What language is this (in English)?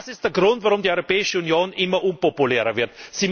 German